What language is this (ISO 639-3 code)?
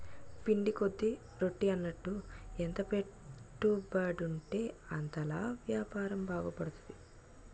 tel